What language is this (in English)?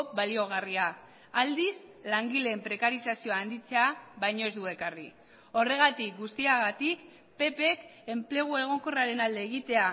Basque